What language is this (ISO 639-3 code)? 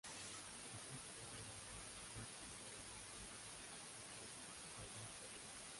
spa